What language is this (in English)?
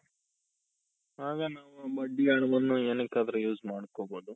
Kannada